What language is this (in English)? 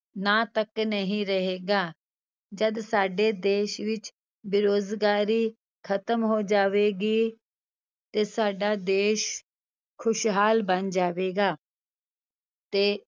Punjabi